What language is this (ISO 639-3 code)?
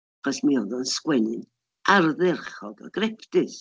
cym